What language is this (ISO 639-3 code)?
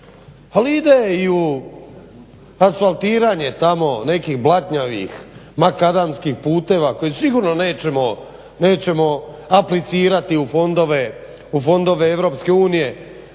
hrv